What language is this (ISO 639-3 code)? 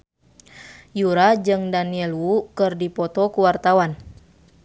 sun